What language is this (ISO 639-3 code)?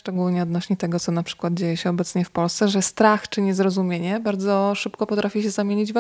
pol